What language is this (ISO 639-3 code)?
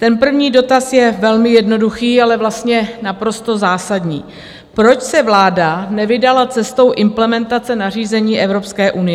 ces